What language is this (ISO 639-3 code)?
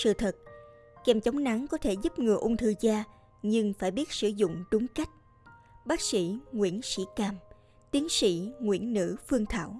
vie